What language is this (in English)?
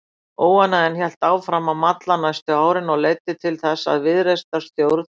Icelandic